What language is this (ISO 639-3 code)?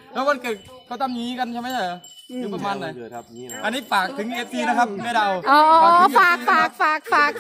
tha